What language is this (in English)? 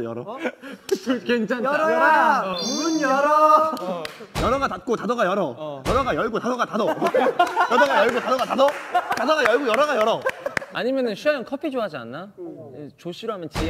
Korean